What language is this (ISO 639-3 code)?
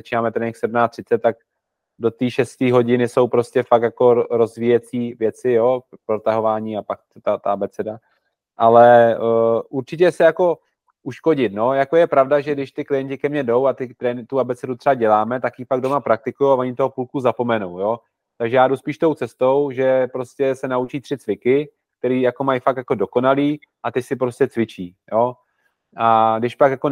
ces